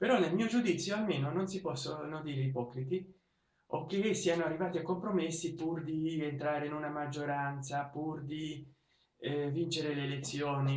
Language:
Italian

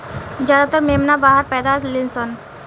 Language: Bhojpuri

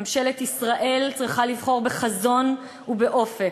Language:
Hebrew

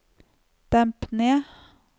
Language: Norwegian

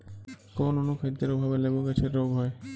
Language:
Bangla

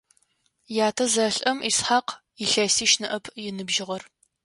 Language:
Adyghe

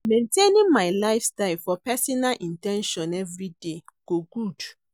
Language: Nigerian Pidgin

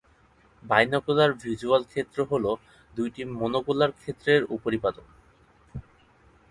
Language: Bangla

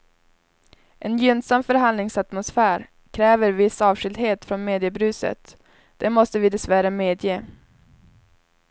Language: Swedish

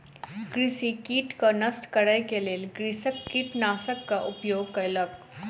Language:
Maithili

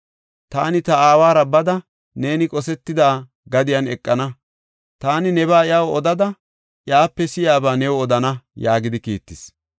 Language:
Gofa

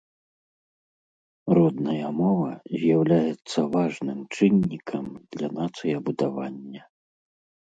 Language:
Belarusian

